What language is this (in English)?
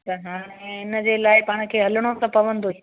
Sindhi